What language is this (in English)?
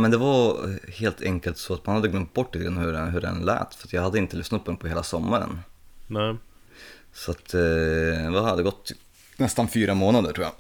Swedish